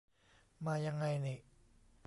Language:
Thai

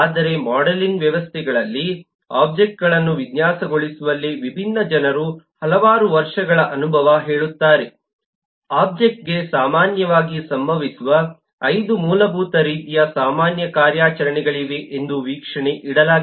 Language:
Kannada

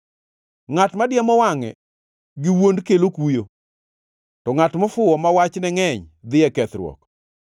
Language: Luo (Kenya and Tanzania)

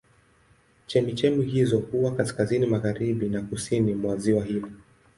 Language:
Swahili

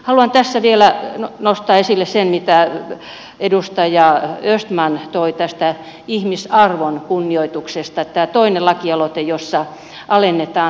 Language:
Finnish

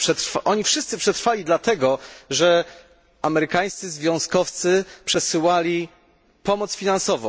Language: Polish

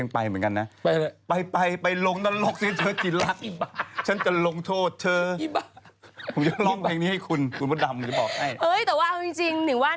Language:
Thai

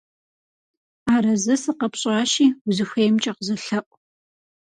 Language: Kabardian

